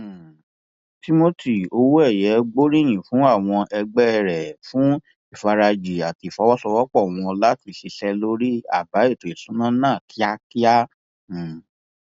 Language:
Yoruba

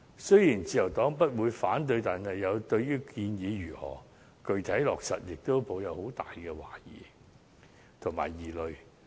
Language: Cantonese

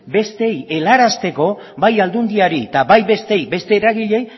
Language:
Basque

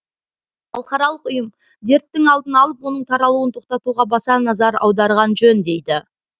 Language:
Kazakh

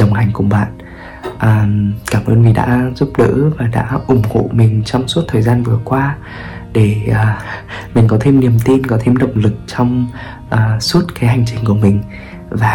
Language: Vietnamese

